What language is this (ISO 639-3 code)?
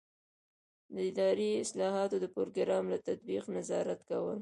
pus